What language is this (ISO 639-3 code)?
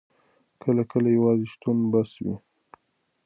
pus